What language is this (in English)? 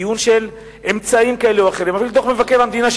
Hebrew